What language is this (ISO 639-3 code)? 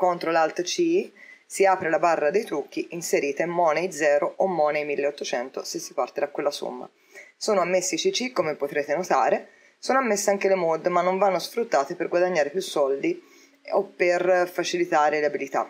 ita